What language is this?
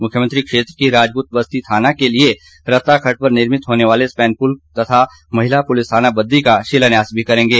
Hindi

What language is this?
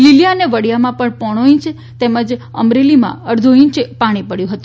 Gujarati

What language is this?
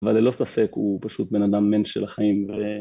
Hebrew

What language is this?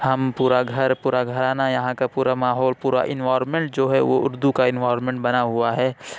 Urdu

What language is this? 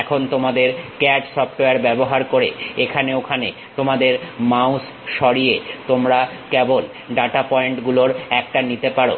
Bangla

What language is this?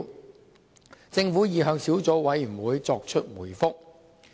Cantonese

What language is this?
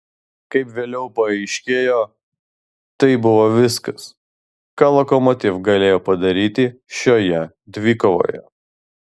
Lithuanian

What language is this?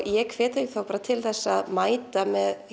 Icelandic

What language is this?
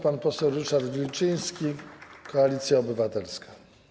Polish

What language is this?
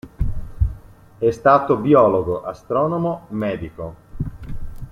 Italian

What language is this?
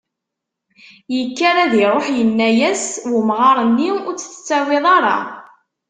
Kabyle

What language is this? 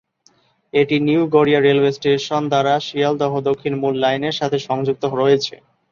Bangla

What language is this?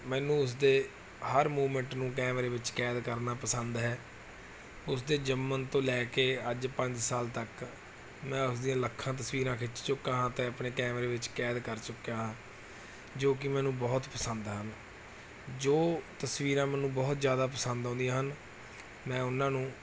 Punjabi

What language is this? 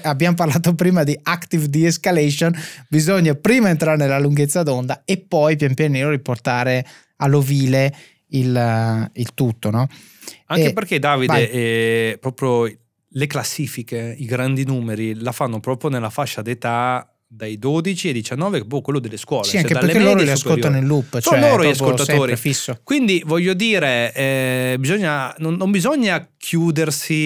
Italian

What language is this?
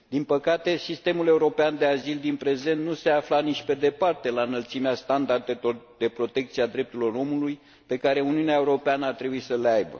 Romanian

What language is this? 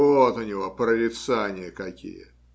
Russian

